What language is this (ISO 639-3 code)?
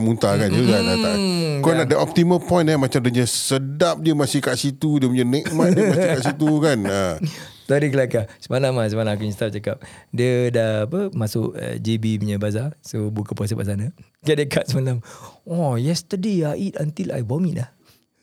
msa